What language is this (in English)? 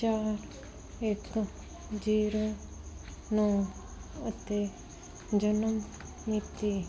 Punjabi